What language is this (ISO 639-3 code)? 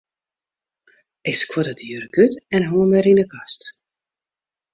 fry